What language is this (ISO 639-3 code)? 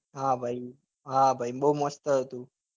guj